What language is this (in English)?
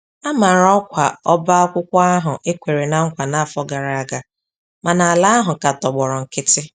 Igbo